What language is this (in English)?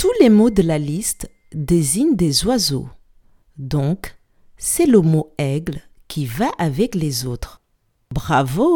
French